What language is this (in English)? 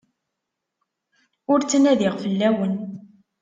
Kabyle